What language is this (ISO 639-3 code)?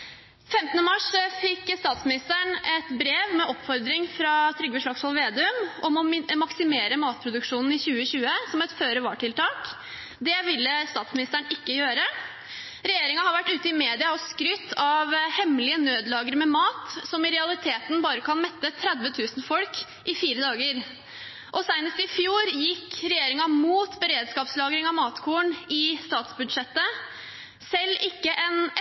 nob